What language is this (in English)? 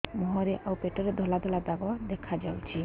Odia